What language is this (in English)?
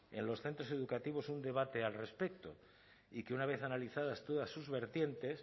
Spanish